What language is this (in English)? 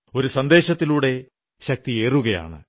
Malayalam